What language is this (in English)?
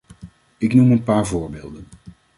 Dutch